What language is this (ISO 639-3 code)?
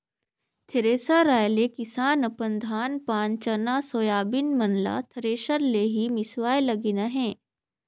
hne